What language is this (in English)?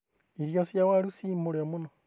Kikuyu